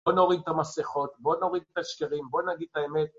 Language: Hebrew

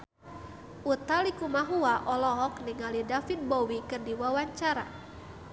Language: Sundanese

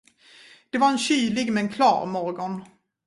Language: Swedish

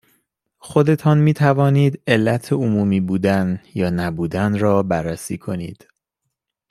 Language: Persian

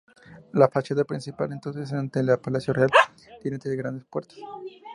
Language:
Spanish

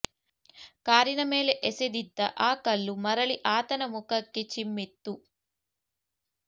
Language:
Kannada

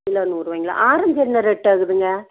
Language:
Tamil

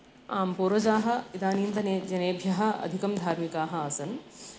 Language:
Sanskrit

